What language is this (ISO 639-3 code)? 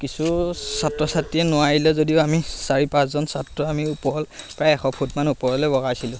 asm